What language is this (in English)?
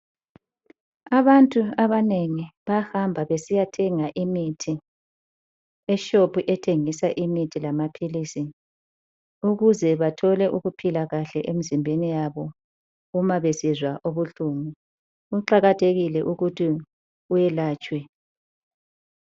North Ndebele